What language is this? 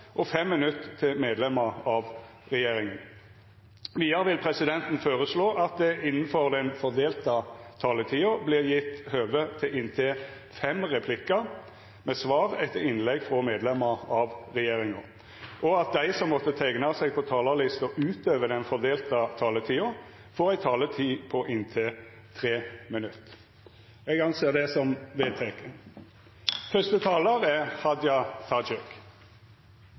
Norwegian Nynorsk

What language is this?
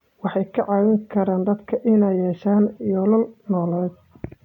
Somali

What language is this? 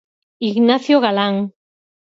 Galician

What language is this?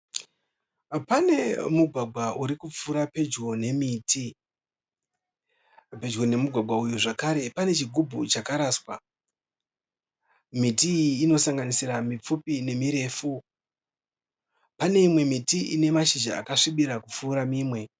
Shona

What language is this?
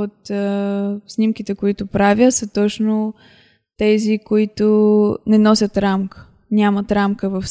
Bulgarian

